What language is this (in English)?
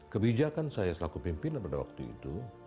Indonesian